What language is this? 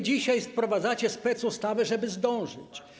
Polish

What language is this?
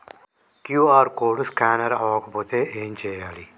Telugu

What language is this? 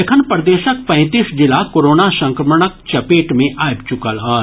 Maithili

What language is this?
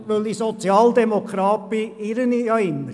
Swiss German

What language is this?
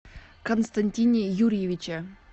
Russian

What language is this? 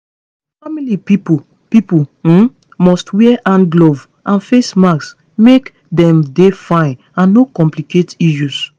Nigerian Pidgin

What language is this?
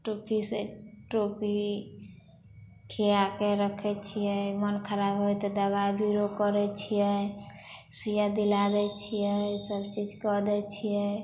Maithili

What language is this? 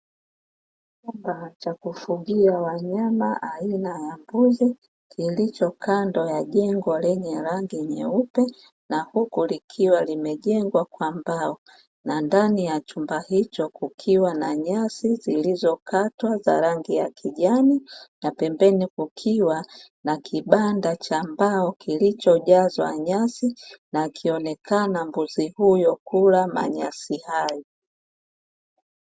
Swahili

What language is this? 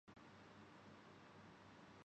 Urdu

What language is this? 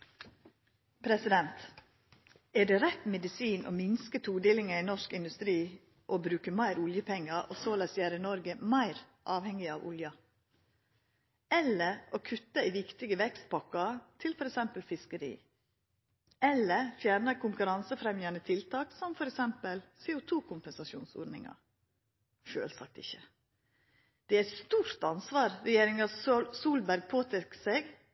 Norwegian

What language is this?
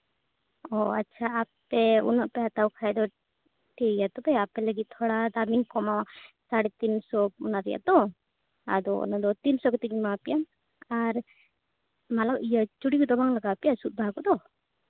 Santali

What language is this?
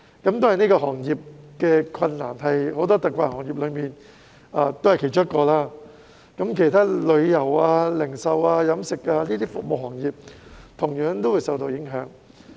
Cantonese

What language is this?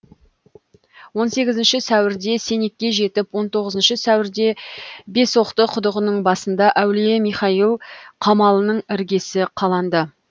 Kazakh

